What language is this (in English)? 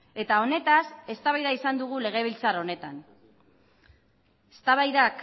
Basque